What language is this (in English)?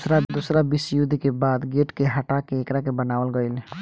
Bhojpuri